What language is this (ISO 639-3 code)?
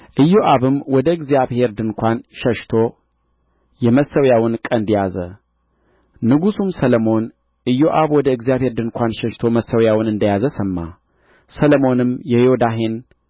amh